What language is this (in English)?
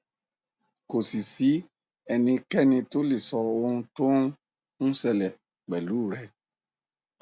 Yoruba